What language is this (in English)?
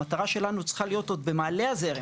Hebrew